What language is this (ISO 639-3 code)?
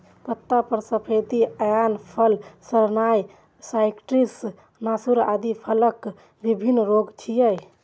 mai